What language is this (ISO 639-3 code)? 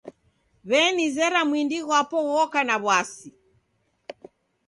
dav